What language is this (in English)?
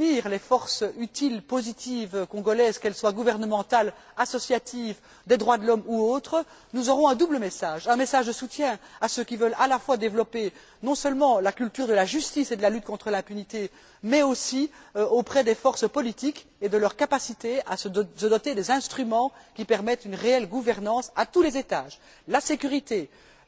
French